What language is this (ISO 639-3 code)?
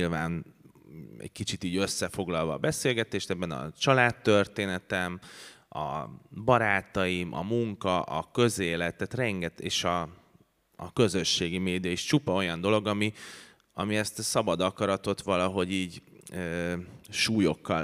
hun